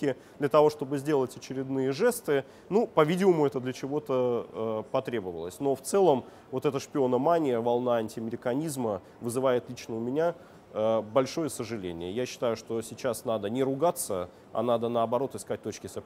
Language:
Russian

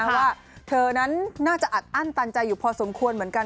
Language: Thai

